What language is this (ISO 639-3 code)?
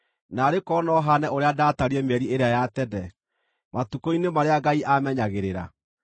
kik